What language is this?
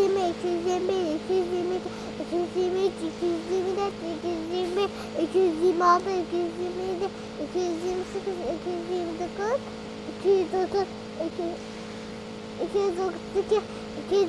Turkish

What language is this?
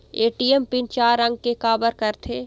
Chhattisgarhi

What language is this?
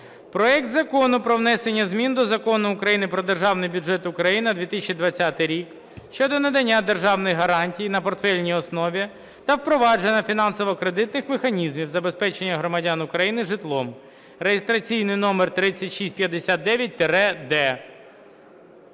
Ukrainian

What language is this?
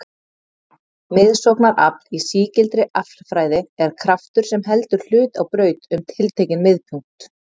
Icelandic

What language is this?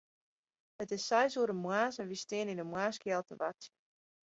Western Frisian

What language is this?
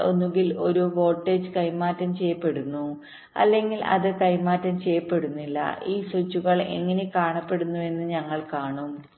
Malayalam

